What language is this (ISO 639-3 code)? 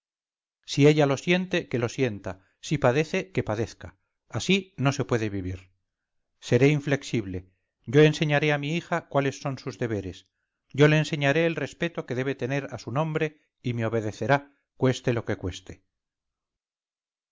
spa